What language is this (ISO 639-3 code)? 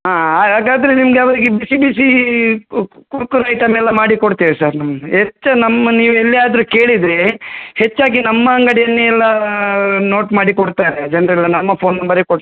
kan